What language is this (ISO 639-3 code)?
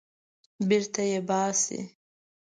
pus